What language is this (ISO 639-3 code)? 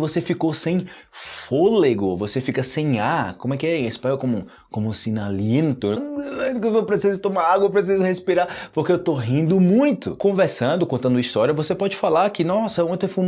por